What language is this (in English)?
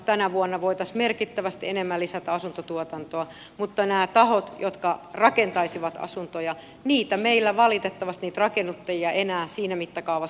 Finnish